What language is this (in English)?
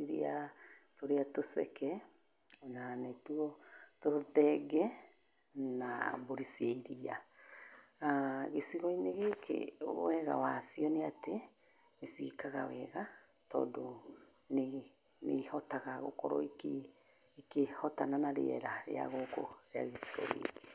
Kikuyu